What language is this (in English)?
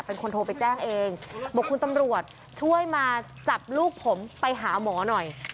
Thai